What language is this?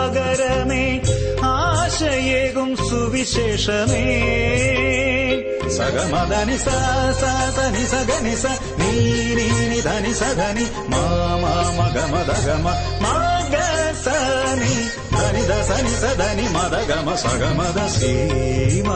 Malayalam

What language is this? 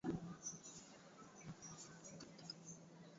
Swahili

